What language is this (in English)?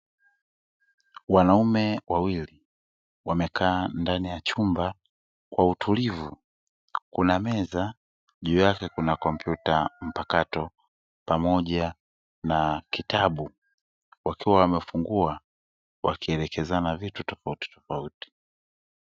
Swahili